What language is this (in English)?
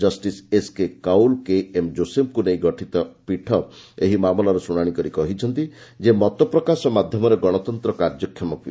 Odia